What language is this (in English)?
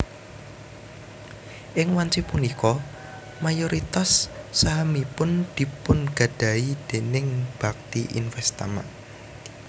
Javanese